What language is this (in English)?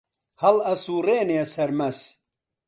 Central Kurdish